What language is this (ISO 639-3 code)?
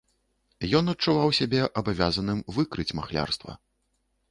bel